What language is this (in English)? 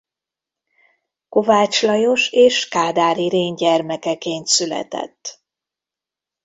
Hungarian